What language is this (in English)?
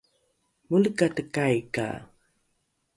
Rukai